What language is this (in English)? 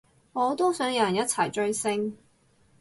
Cantonese